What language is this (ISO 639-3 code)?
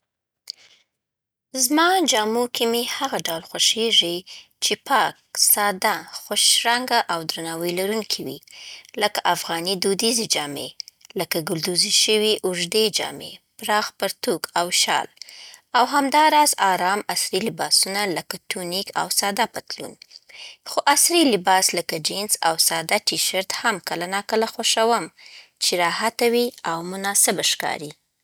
pbt